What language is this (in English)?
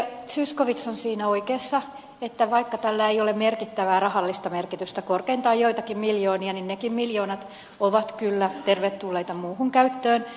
Finnish